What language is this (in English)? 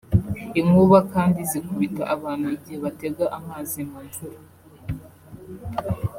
Kinyarwanda